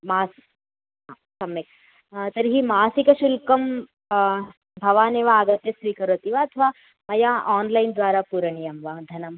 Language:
Sanskrit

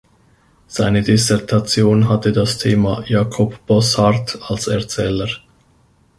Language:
German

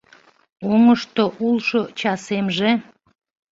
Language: Mari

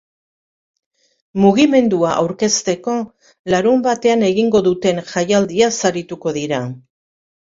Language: Basque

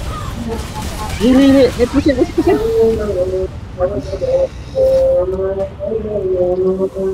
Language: Indonesian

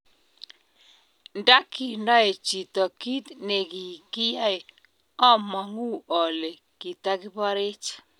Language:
Kalenjin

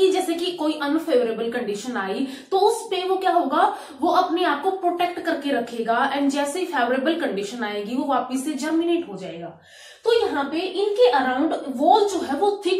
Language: Hindi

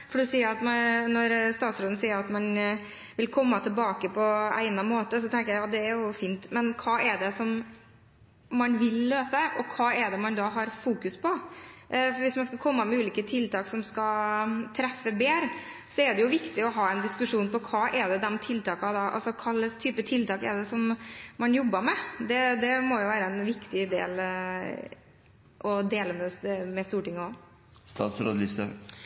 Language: Norwegian Bokmål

